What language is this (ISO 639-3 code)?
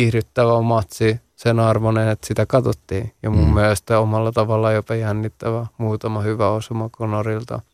fin